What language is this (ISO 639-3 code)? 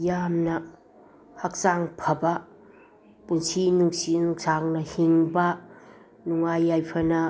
mni